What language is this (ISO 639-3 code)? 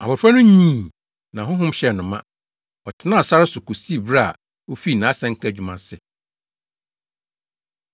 aka